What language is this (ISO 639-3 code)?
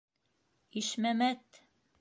bak